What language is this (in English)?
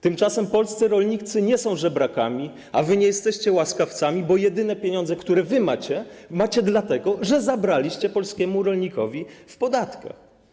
Polish